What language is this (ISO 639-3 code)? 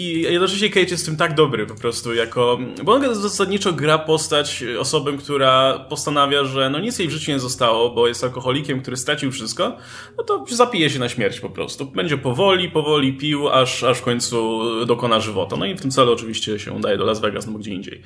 pol